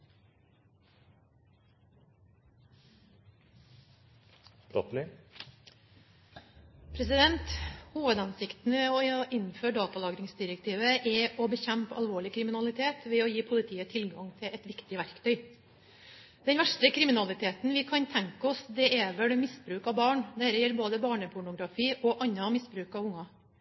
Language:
Norwegian Bokmål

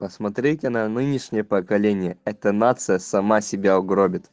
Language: Russian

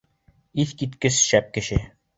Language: Bashkir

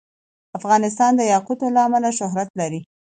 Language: Pashto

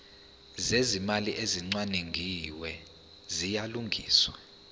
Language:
Zulu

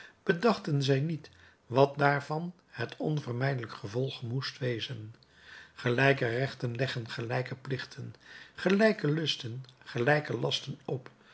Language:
Dutch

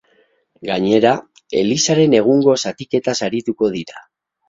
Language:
Basque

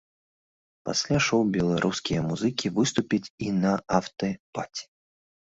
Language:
Belarusian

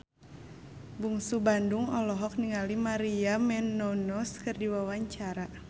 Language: Sundanese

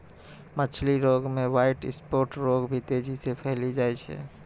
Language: Maithili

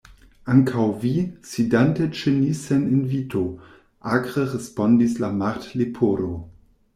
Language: Esperanto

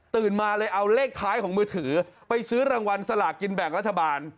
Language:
Thai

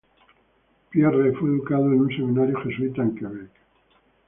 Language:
Spanish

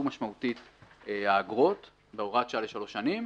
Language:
Hebrew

